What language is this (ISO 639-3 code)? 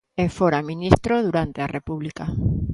glg